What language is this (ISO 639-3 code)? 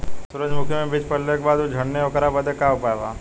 bho